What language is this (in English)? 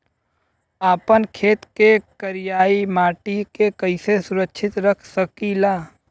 Bhojpuri